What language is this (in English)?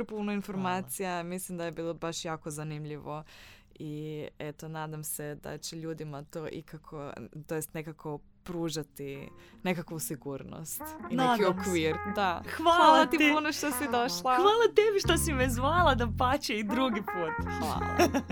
Croatian